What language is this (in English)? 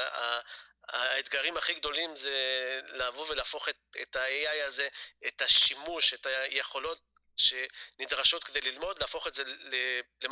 Hebrew